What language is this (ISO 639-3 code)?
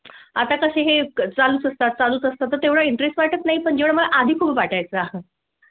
mar